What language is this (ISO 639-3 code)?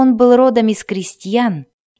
rus